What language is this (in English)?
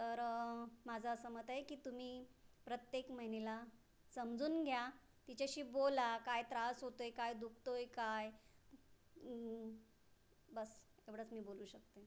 Marathi